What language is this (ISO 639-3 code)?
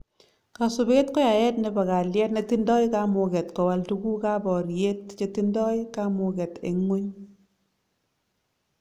kln